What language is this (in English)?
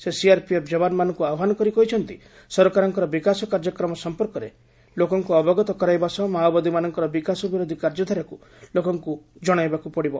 Odia